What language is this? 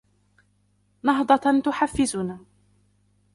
Arabic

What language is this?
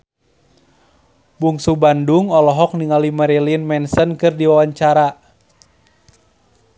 Sundanese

